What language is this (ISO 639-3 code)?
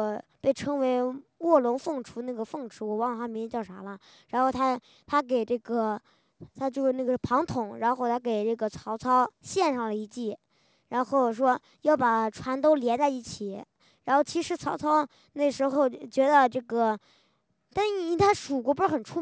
zho